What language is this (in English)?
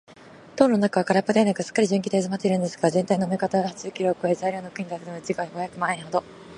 Japanese